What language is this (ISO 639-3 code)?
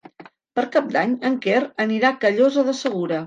cat